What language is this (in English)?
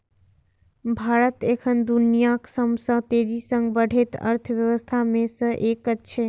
Maithili